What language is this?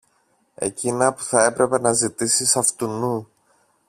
Greek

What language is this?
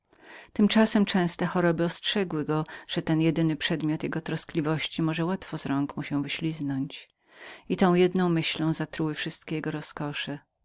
Polish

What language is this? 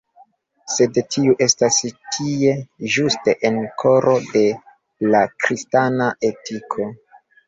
Esperanto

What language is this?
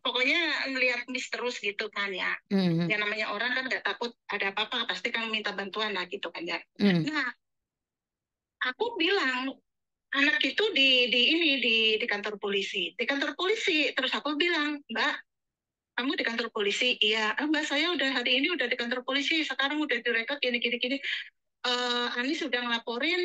Indonesian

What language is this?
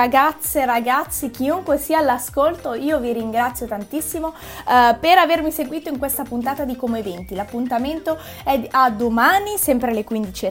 Italian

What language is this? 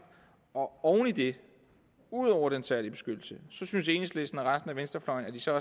Danish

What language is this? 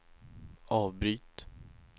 Swedish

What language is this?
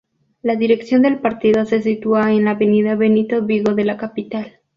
Spanish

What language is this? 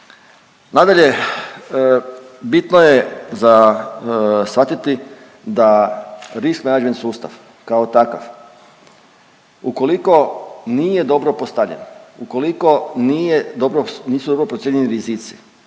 Croatian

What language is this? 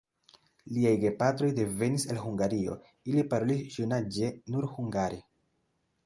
Esperanto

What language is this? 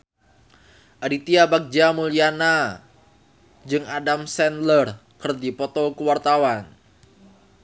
Sundanese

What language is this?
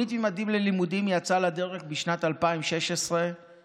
Hebrew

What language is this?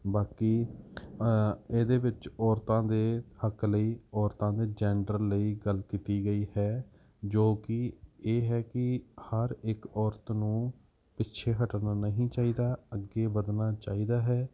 Punjabi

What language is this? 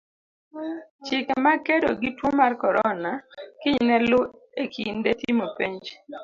Luo (Kenya and Tanzania)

